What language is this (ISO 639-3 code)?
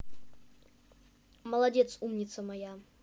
rus